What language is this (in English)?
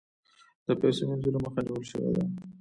Pashto